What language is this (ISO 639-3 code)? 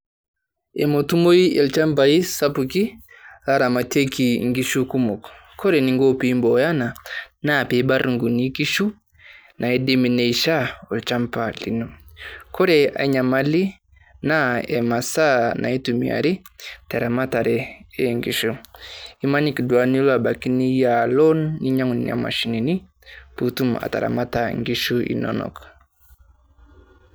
mas